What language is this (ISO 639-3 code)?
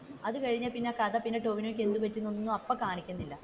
mal